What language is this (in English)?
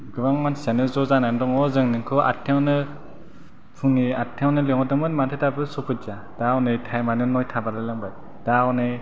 Bodo